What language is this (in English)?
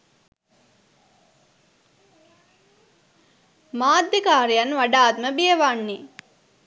Sinhala